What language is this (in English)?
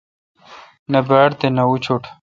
Kalkoti